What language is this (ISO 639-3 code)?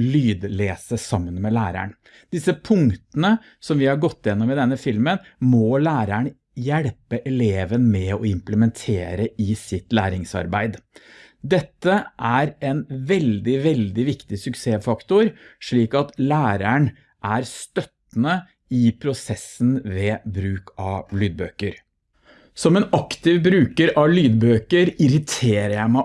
nor